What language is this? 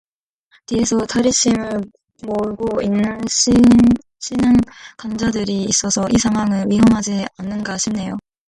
Korean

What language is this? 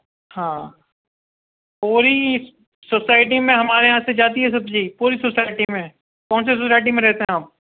Urdu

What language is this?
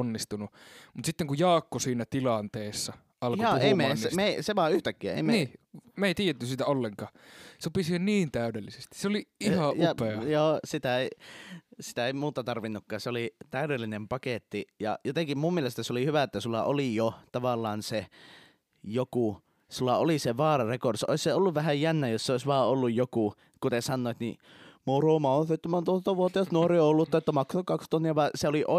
Finnish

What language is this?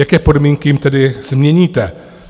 Czech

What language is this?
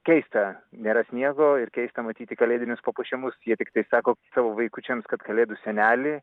Lithuanian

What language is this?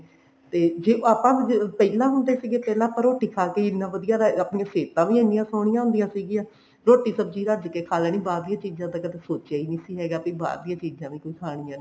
Punjabi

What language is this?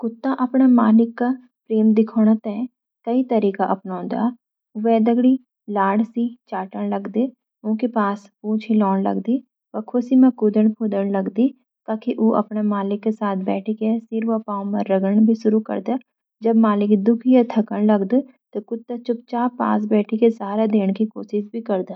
Garhwali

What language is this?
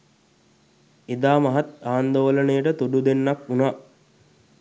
Sinhala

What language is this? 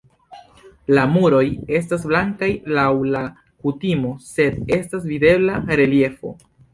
Esperanto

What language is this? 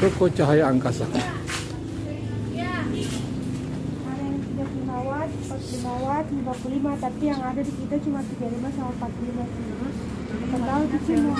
Indonesian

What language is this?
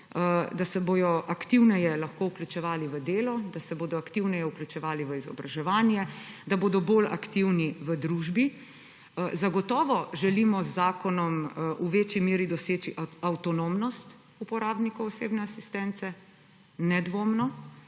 Slovenian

